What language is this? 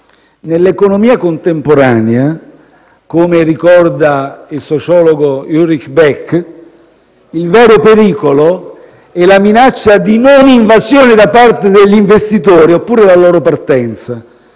Italian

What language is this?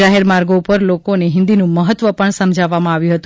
Gujarati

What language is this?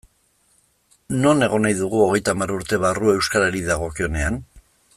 Basque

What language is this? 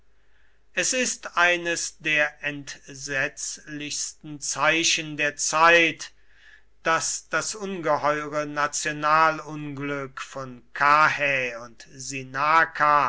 German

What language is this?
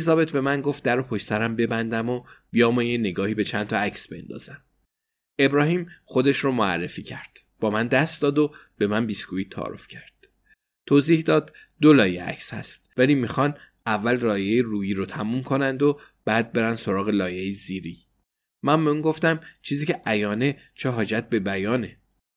Persian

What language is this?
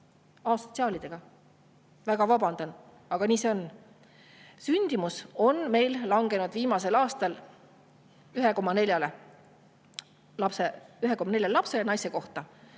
Estonian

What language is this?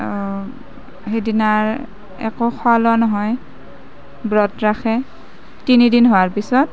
Assamese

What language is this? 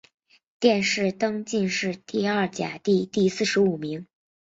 Chinese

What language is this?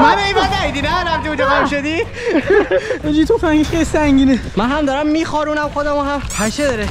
Persian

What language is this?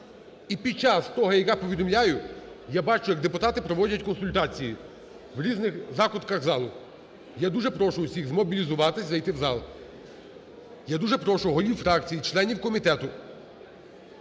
Ukrainian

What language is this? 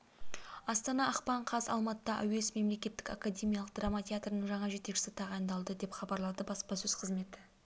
Kazakh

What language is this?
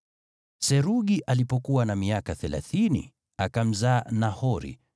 Swahili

